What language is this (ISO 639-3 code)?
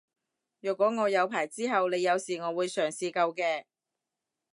yue